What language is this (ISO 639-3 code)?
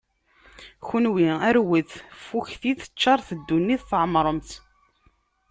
kab